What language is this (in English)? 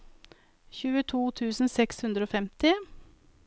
Norwegian